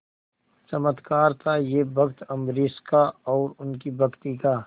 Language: Hindi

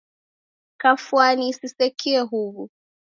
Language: Taita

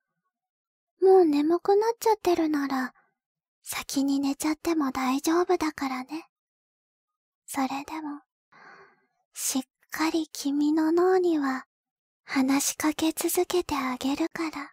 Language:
Japanese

